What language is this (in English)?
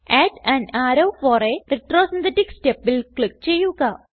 Malayalam